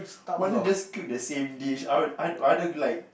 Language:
English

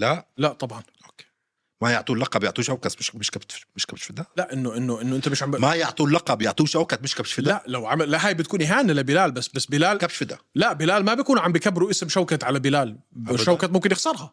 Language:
Arabic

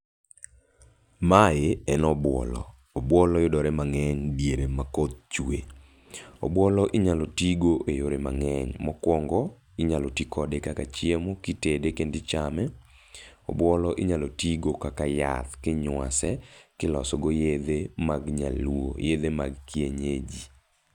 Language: Luo (Kenya and Tanzania)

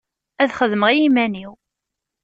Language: Kabyle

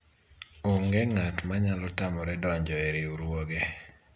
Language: Luo (Kenya and Tanzania)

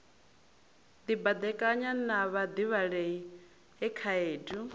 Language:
Venda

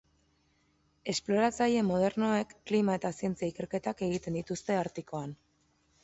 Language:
Basque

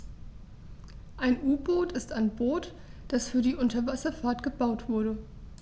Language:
German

